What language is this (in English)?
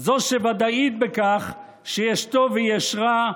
Hebrew